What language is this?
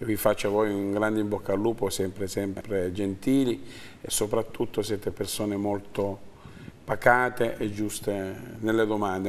Italian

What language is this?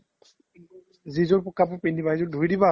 Assamese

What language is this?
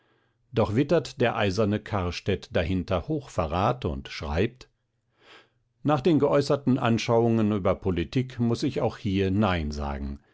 German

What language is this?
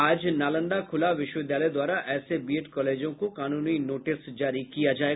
Hindi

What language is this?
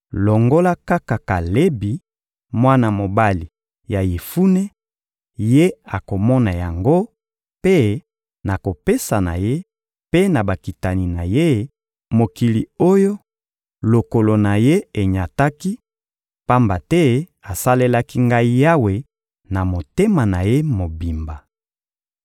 Lingala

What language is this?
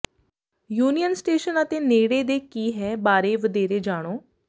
Punjabi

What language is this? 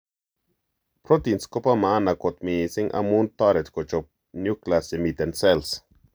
Kalenjin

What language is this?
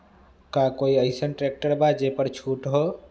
Magahi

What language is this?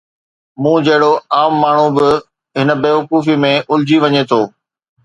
Sindhi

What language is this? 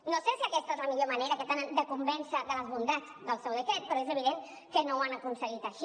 Catalan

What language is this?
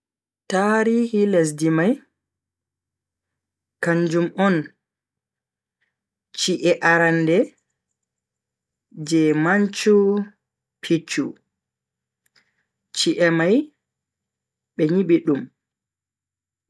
Bagirmi Fulfulde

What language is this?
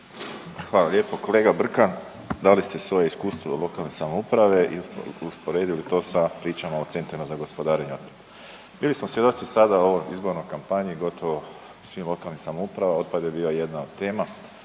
Croatian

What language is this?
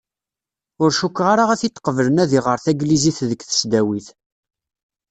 Kabyle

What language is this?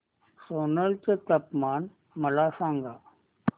Marathi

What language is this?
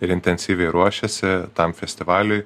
Lithuanian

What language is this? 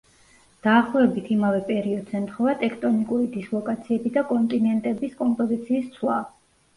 Georgian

